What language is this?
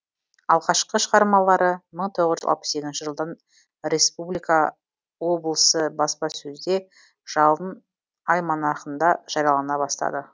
Kazakh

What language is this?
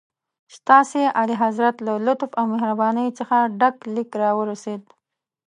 Pashto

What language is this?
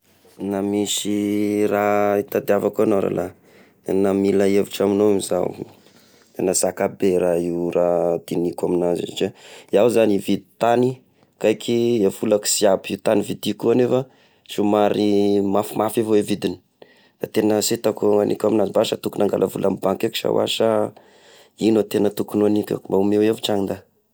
Tesaka Malagasy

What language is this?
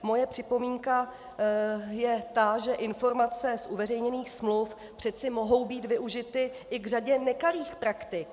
Czech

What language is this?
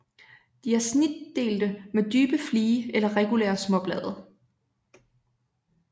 Danish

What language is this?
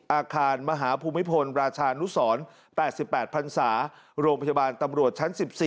Thai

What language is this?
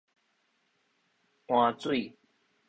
Min Nan Chinese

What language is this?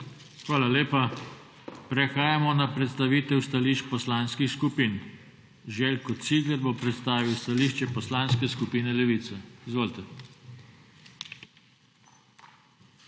Slovenian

